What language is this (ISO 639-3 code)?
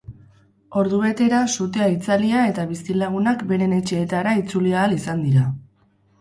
eus